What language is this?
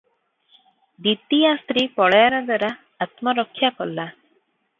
Odia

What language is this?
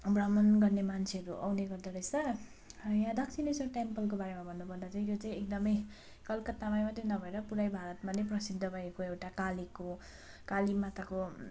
Nepali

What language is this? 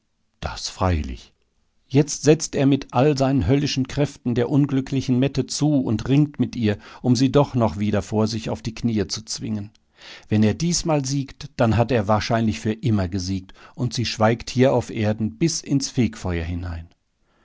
German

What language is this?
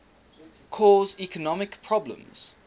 English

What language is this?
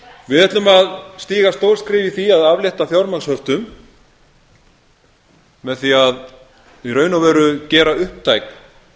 Icelandic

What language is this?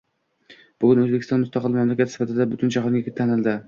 Uzbek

